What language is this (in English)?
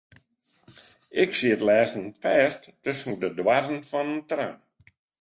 Western Frisian